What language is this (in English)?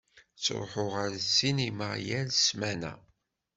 Kabyle